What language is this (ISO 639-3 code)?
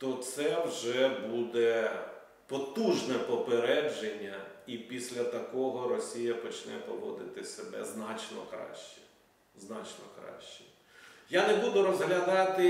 ukr